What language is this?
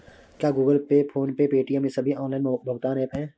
Hindi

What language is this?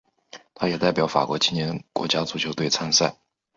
Chinese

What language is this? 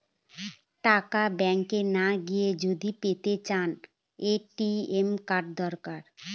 Bangla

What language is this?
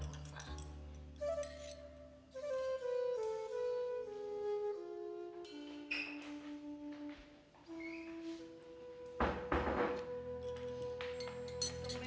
Indonesian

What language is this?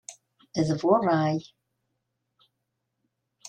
Kabyle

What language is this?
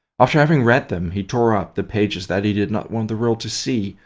English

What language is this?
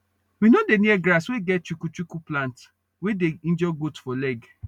Nigerian Pidgin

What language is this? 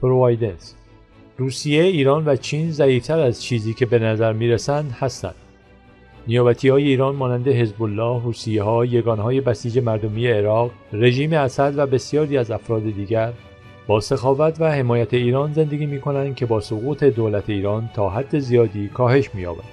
Persian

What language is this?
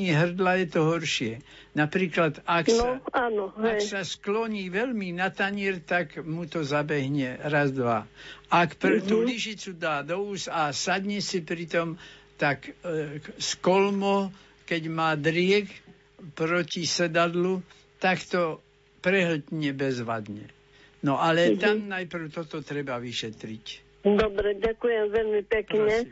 Slovak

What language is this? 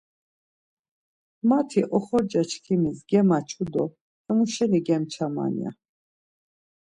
Laz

